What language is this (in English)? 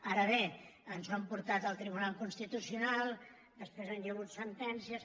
Catalan